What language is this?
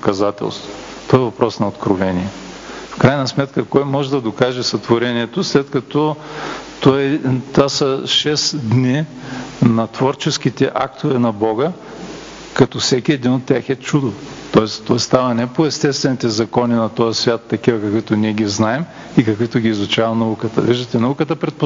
Bulgarian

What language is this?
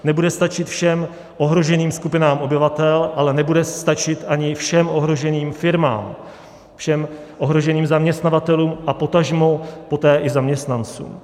Czech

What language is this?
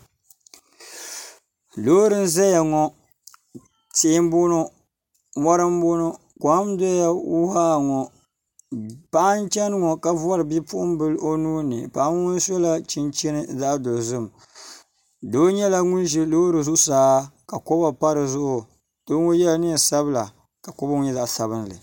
Dagbani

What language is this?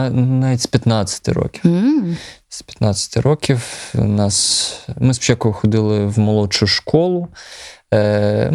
Ukrainian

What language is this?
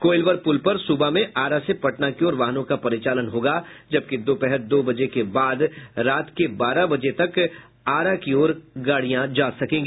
Hindi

